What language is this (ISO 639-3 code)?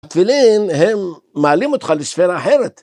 heb